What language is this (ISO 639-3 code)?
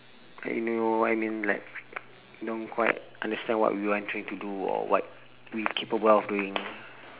eng